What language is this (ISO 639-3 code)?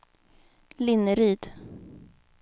swe